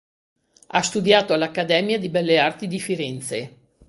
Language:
Italian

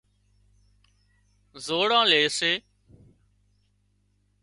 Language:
Wadiyara Koli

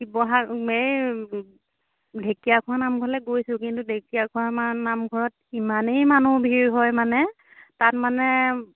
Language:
Assamese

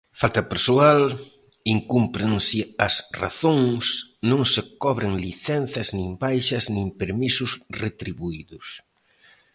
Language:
Galician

